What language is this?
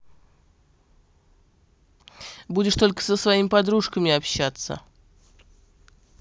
Russian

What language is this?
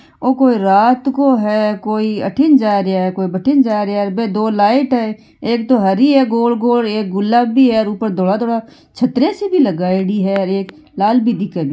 Marwari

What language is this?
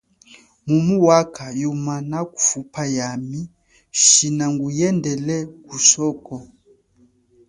Chokwe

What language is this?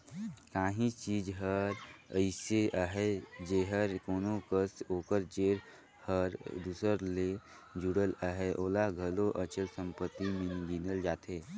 Chhattisgarhi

